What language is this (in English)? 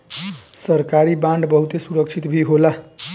Bhojpuri